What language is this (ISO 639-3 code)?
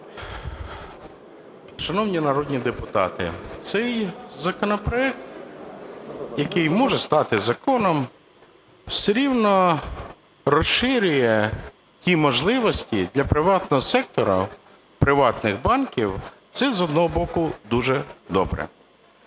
ukr